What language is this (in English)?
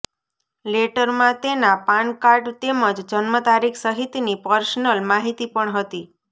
Gujarati